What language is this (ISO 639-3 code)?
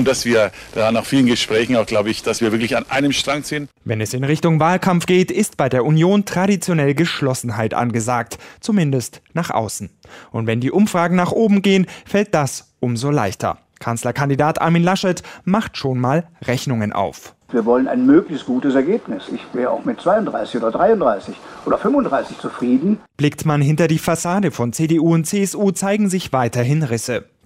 deu